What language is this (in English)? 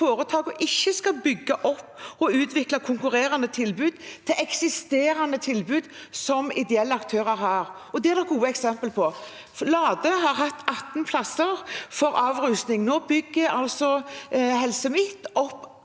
Norwegian